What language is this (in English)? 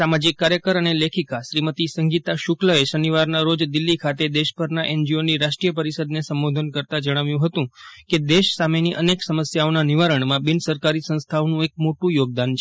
Gujarati